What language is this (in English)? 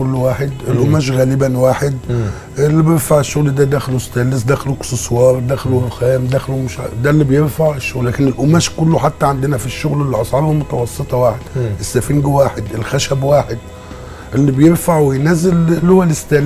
Arabic